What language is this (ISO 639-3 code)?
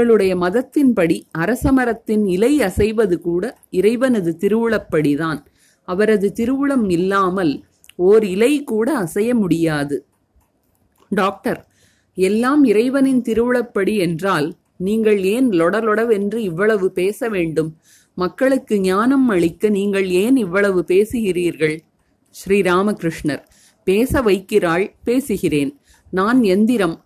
tam